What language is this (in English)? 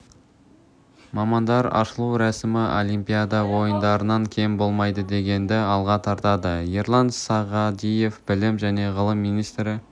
Kazakh